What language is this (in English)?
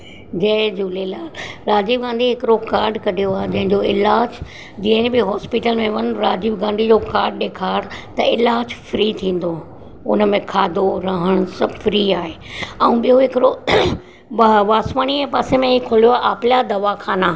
Sindhi